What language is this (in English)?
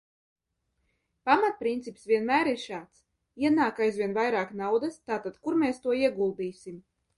Latvian